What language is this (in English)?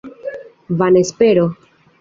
Esperanto